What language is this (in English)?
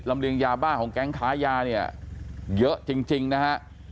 Thai